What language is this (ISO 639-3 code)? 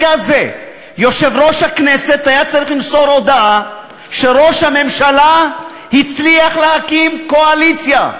heb